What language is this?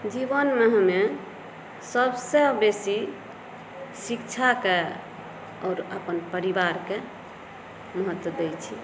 Maithili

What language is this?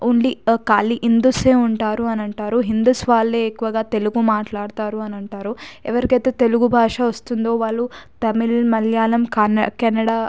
Telugu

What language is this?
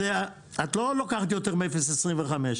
Hebrew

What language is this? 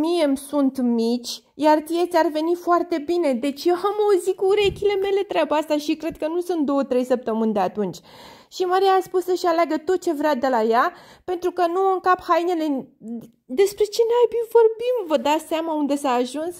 Romanian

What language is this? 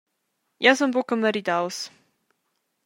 Romansh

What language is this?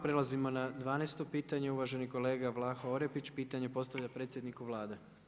Croatian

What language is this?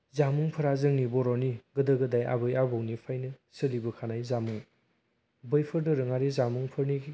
Bodo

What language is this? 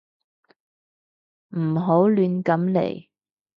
Cantonese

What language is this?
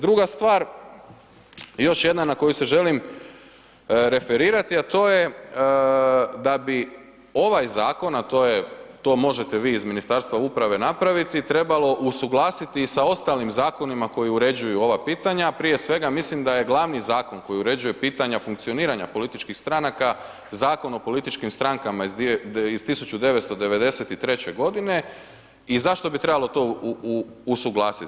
Croatian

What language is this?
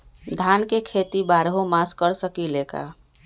Magahi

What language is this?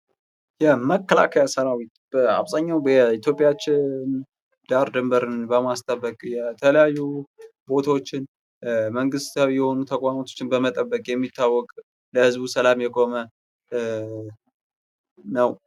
Amharic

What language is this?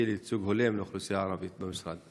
Hebrew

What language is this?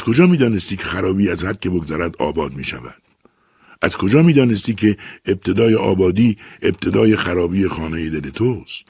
Persian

